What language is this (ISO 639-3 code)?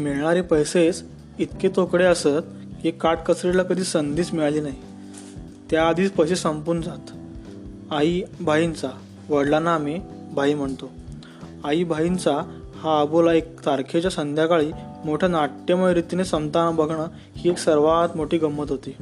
mar